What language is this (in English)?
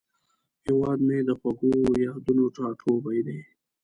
Pashto